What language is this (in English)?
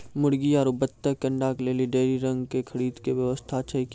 Maithili